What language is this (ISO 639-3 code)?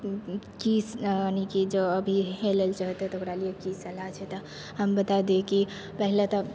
mai